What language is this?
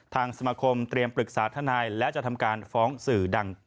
Thai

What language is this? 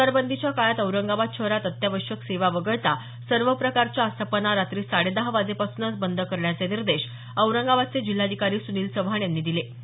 Marathi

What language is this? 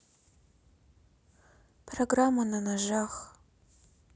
Russian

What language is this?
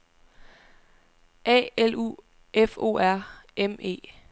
Danish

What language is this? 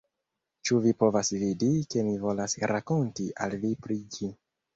Esperanto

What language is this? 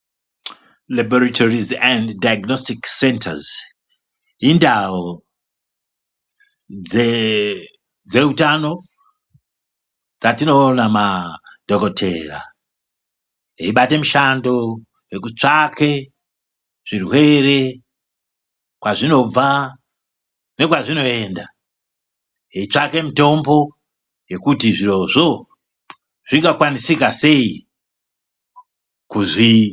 Ndau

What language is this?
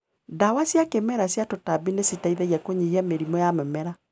Kikuyu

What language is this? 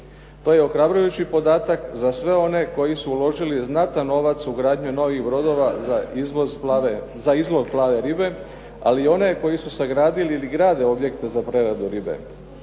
Croatian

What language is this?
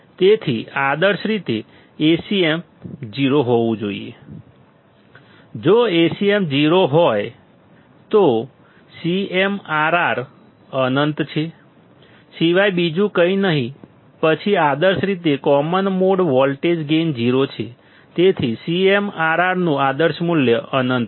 Gujarati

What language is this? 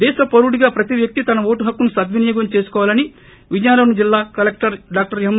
Telugu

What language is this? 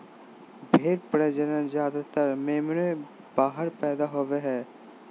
Magahi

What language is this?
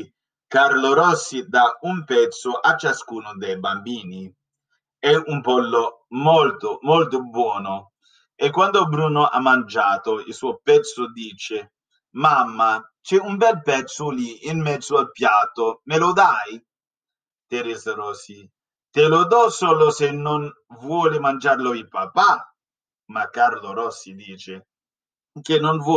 Italian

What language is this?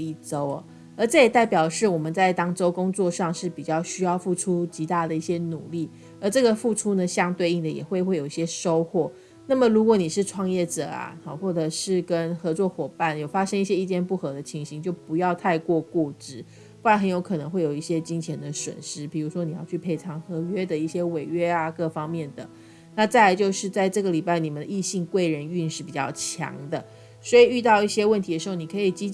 Chinese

